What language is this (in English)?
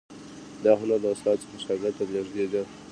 Pashto